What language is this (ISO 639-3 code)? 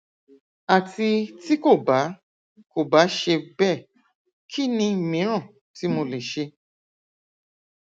yor